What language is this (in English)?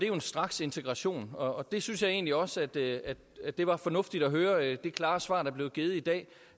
Danish